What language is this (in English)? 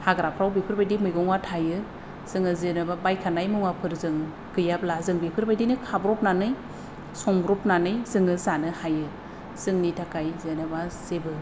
Bodo